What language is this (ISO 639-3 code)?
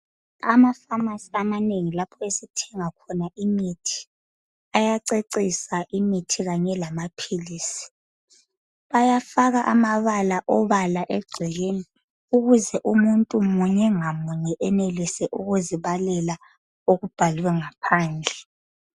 nde